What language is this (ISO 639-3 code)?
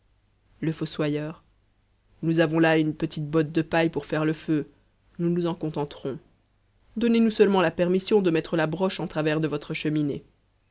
fra